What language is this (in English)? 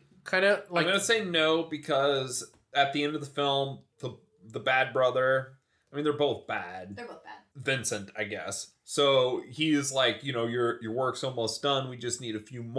English